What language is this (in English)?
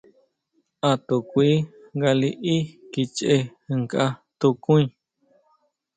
Huautla Mazatec